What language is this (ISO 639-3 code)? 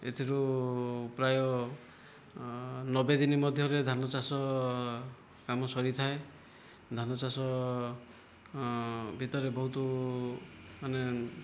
ori